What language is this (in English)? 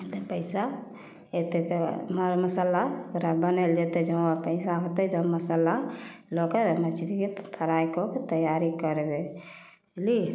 Maithili